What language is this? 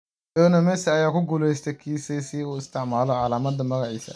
Somali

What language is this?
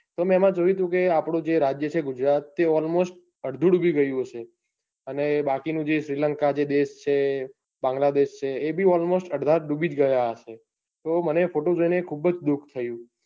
Gujarati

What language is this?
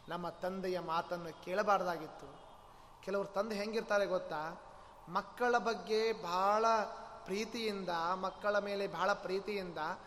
Kannada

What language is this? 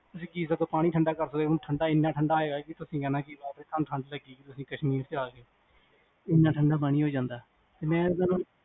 Punjabi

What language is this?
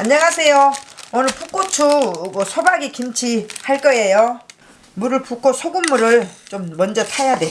Korean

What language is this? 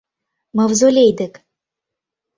Mari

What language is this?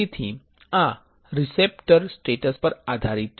Gujarati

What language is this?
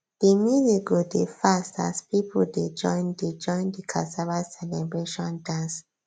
Nigerian Pidgin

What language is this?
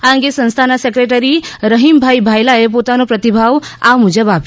Gujarati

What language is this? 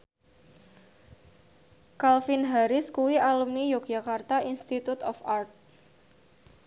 Javanese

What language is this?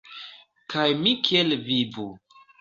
Esperanto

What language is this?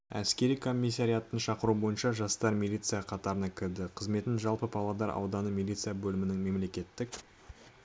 Kazakh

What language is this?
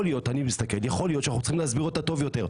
Hebrew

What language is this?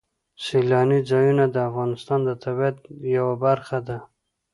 Pashto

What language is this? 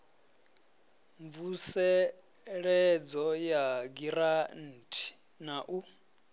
Venda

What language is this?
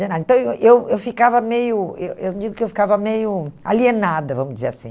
Portuguese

